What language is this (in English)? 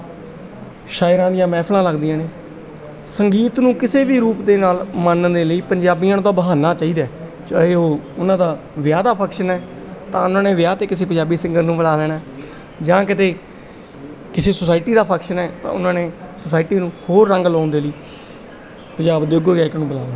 Punjabi